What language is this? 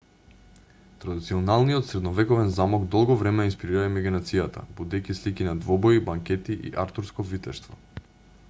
Macedonian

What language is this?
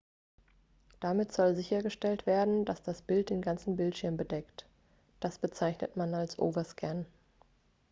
German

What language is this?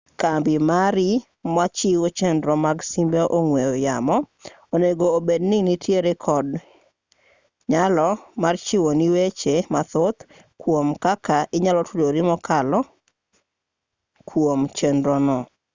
Luo (Kenya and Tanzania)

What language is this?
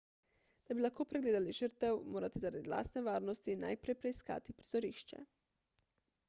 Slovenian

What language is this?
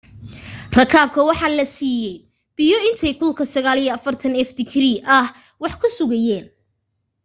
Somali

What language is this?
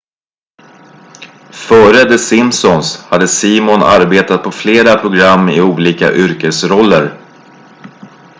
Swedish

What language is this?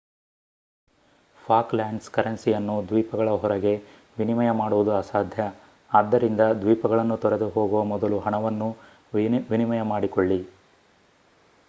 Kannada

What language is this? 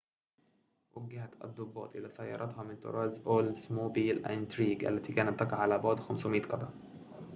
Arabic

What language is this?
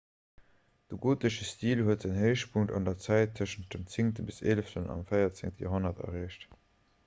Luxembourgish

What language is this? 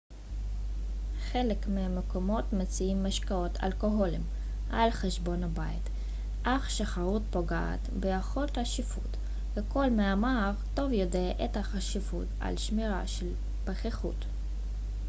Hebrew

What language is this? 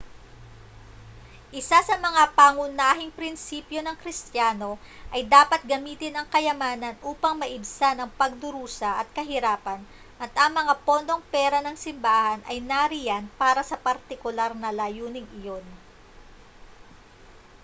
Filipino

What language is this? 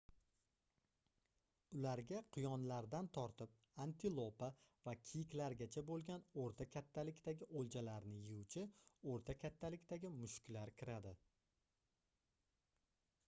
Uzbek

